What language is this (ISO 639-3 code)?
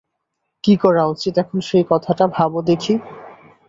ben